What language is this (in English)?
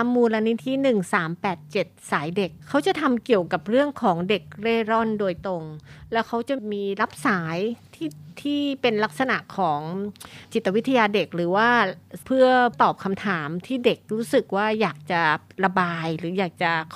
Thai